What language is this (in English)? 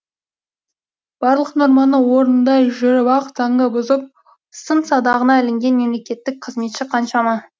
Kazakh